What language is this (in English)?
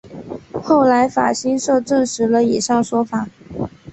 Chinese